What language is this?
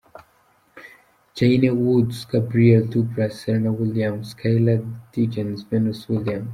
Kinyarwanda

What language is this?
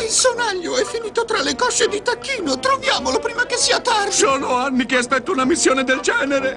Italian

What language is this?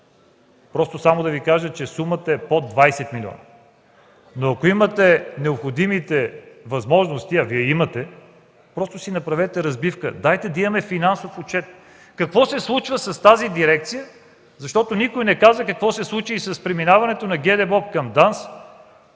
Bulgarian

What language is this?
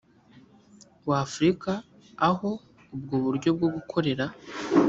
Kinyarwanda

